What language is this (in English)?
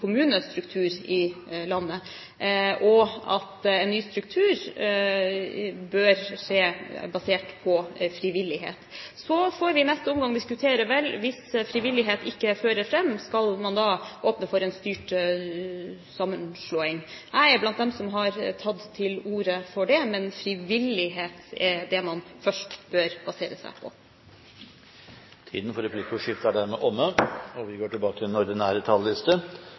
Norwegian